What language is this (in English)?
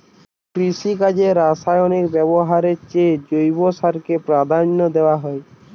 Bangla